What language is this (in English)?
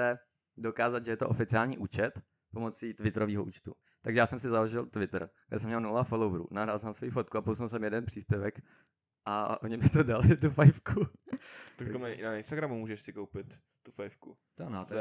Czech